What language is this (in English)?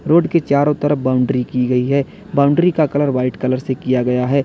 Hindi